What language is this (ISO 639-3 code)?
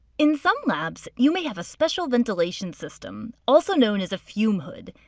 eng